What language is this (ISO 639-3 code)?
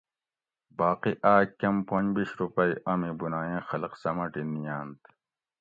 gwc